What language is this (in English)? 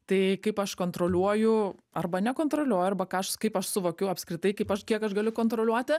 Lithuanian